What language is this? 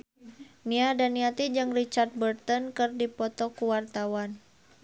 Sundanese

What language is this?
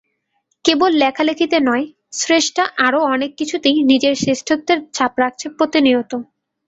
Bangla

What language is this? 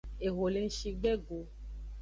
Aja (Benin)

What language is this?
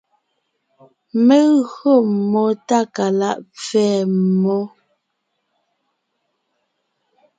Ngiemboon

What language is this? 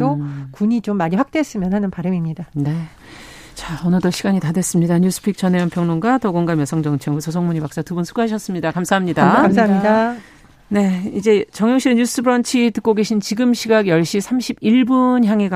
Korean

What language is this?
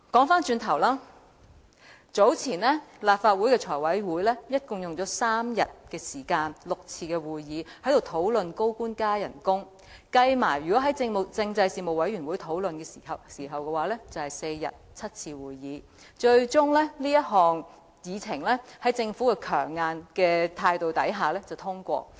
Cantonese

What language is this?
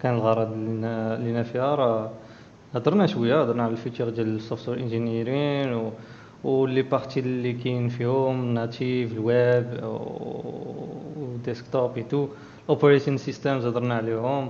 Arabic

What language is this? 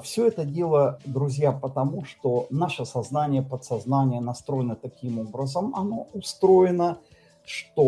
Russian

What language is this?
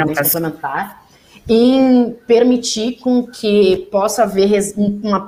Portuguese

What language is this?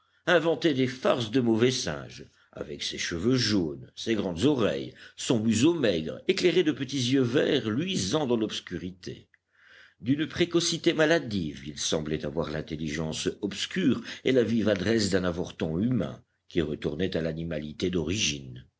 French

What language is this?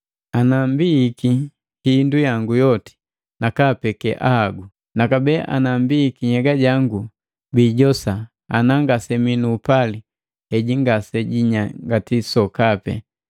Matengo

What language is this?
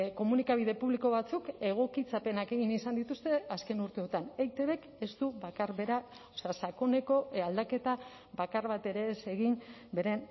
Basque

